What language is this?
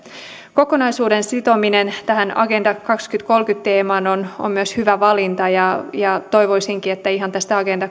Finnish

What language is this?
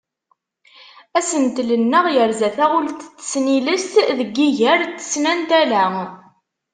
Kabyle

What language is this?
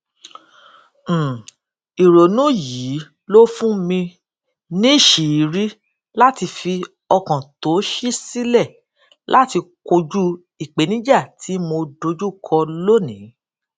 Yoruba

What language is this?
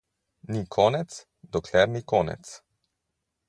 Slovenian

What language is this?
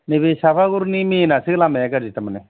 Bodo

